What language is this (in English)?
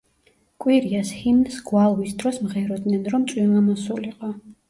Georgian